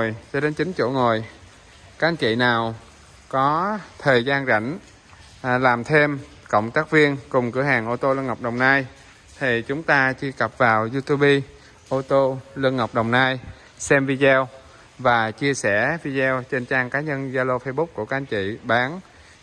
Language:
Vietnamese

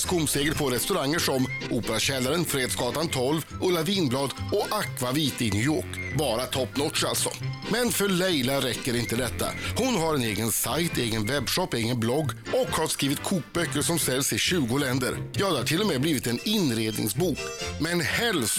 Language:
Swedish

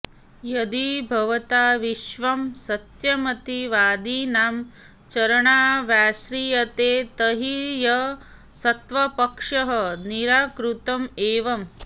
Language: Sanskrit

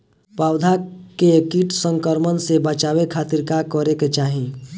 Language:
Bhojpuri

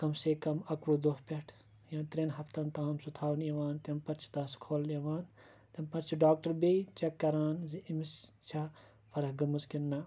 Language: Kashmiri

